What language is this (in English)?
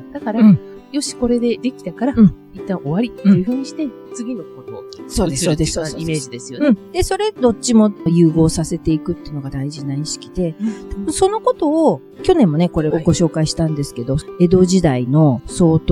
Japanese